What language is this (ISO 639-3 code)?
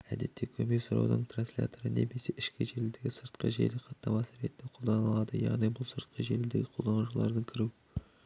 kaz